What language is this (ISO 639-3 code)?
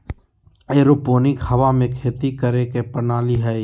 mag